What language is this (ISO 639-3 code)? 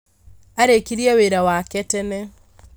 kik